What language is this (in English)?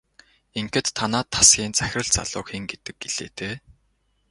Mongolian